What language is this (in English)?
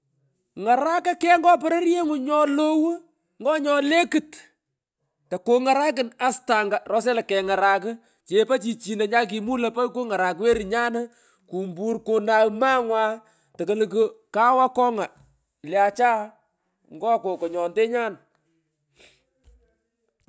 Pökoot